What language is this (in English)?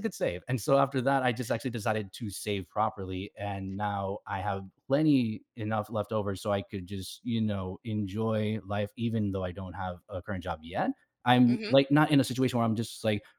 English